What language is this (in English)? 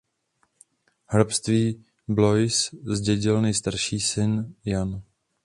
Czech